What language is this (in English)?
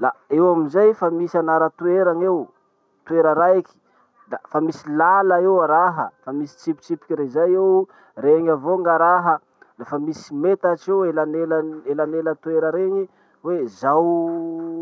Masikoro Malagasy